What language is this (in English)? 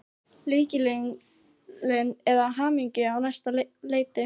Icelandic